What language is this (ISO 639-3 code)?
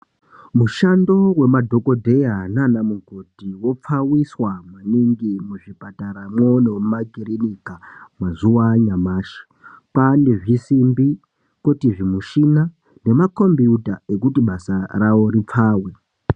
ndc